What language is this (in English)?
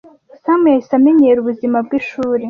Kinyarwanda